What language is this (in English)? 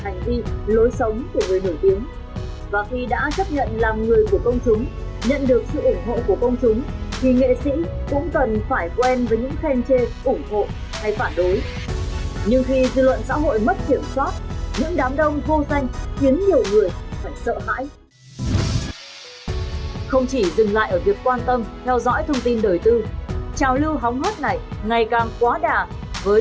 Vietnamese